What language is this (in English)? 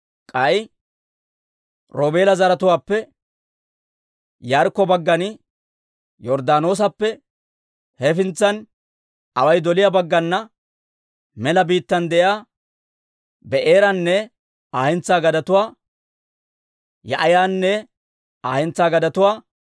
Dawro